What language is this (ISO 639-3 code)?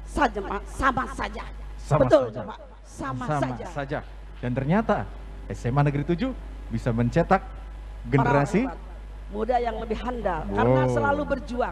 ind